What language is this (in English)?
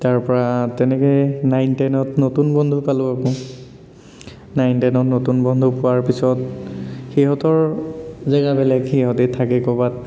Assamese